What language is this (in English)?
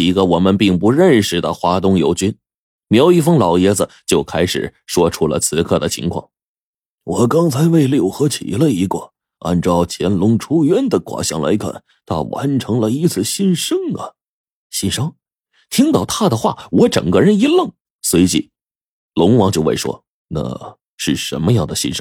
Chinese